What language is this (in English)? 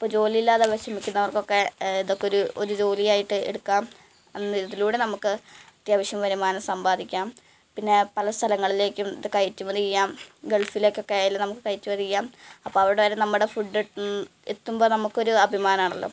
Malayalam